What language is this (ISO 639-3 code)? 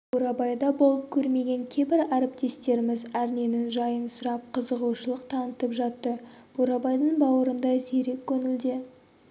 kaz